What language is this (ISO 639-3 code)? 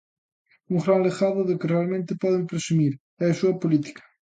glg